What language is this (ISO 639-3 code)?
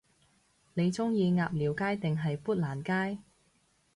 yue